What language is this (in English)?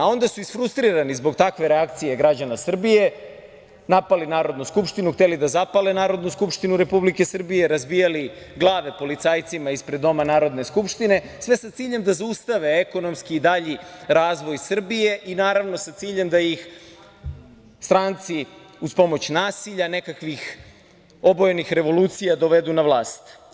Serbian